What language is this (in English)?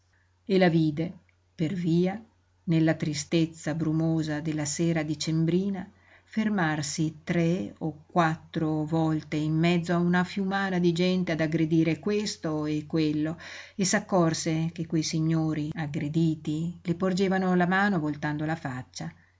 Italian